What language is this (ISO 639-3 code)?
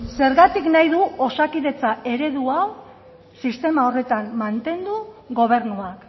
eus